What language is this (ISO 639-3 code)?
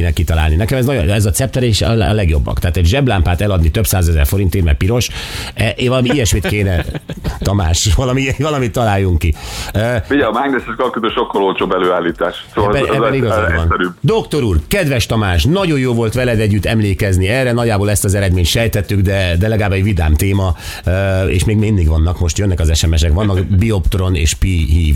hun